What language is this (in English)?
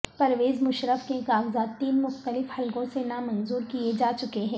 Urdu